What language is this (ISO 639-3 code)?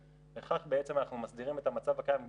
heb